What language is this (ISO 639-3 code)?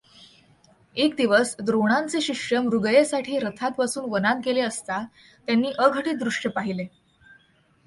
mar